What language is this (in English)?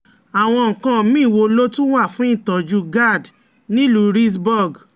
Yoruba